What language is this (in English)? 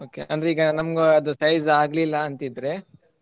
Kannada